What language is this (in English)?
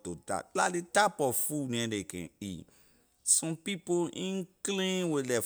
Liberian English